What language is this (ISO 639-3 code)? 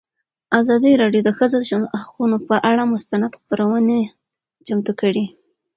pus